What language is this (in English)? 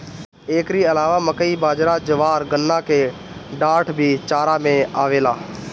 Bhojpuri